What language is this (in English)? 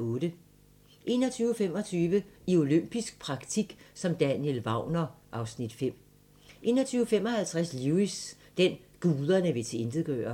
Danish